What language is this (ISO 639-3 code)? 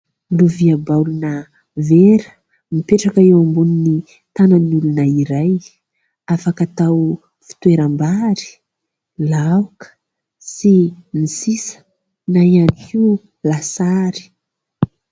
mlg